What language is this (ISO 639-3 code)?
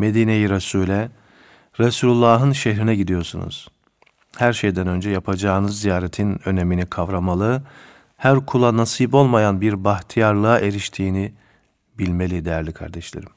tur